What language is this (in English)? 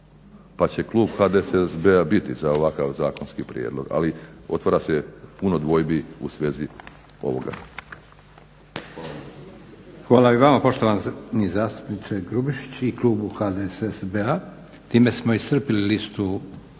Croatian